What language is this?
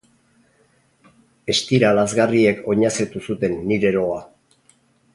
Basque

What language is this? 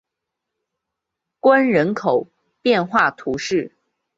Chinese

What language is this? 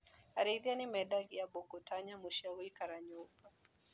Kikuyu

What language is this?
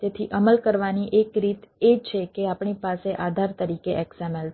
Gujarati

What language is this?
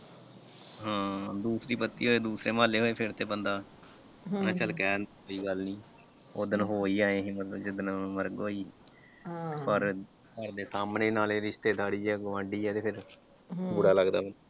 Punjabi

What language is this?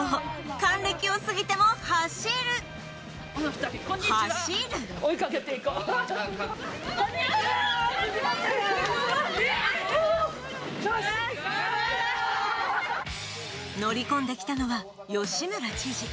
Japanese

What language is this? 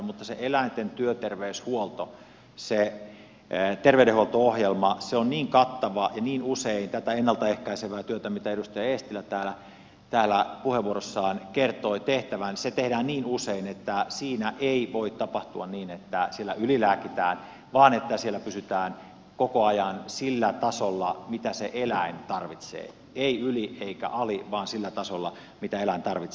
Finnish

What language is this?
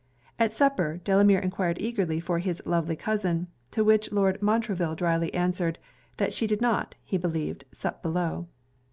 English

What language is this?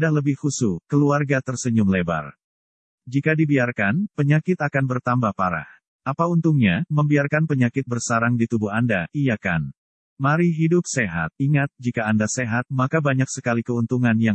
Indonesian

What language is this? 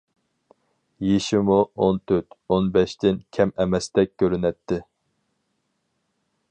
Uyghur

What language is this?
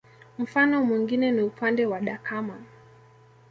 Swahili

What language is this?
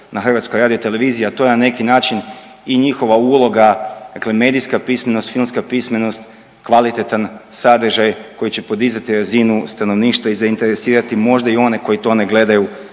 Croatian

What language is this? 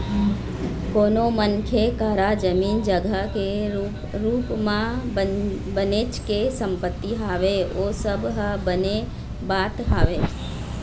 Chhattisgarhi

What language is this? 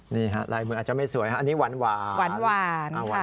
Thai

